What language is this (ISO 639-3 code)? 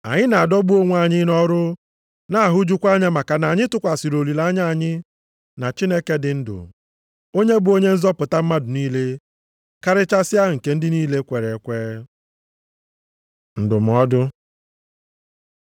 ibo